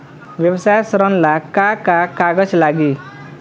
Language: Bhojpuri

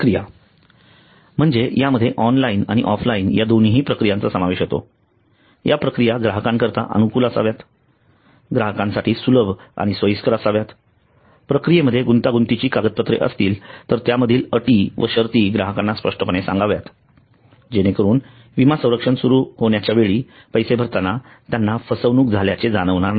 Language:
Marathi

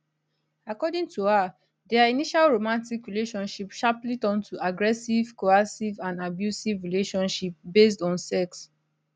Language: Nigerian Pidgin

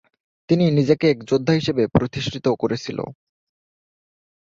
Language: Bangla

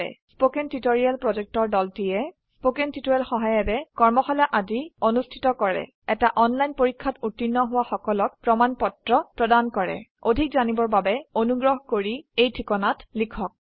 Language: Assamese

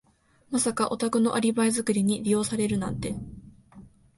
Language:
Japanese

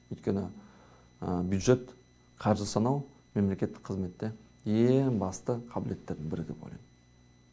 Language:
Kazakh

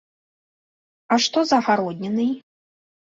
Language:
Belarusian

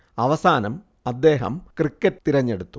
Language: Malayalam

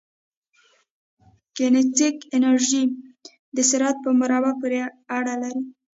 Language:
Pashto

